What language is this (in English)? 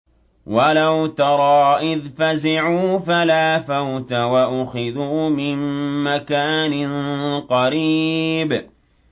Arabic